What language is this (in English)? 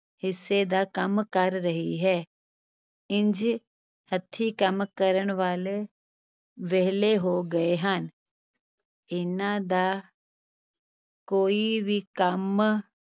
Punjabi